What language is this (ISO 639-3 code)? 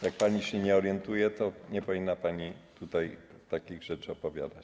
pol